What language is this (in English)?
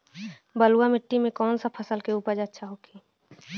Bhojpuri